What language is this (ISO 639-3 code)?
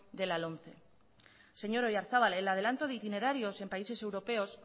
spa